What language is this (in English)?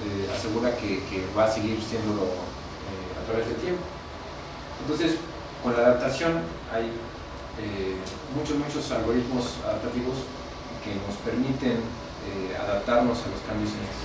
Spanish